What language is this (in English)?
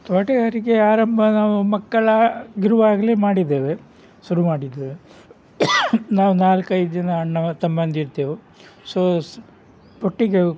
Kannada